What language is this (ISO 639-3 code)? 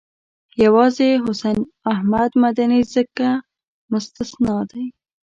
pus